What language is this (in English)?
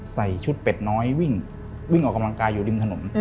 Thai